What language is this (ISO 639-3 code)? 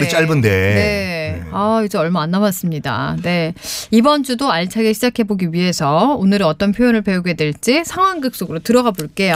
kor